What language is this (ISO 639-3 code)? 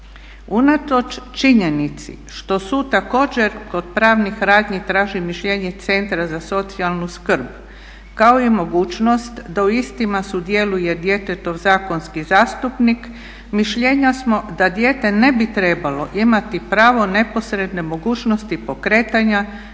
hrv